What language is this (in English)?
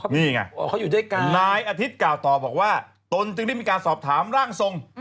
Thai